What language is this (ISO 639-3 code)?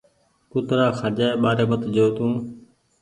gig